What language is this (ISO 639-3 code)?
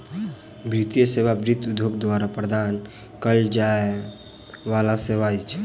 mai